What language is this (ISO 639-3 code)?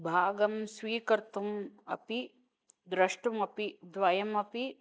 san